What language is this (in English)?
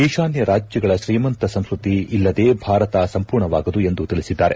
Kannada